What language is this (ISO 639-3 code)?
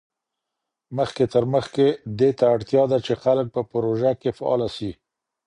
pus